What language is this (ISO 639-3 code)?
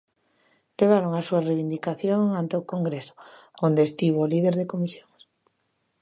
glg